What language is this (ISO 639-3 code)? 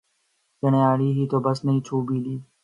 urd